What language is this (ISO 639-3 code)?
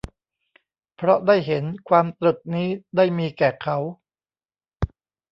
tha